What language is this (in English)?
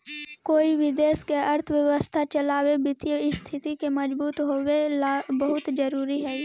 Magahi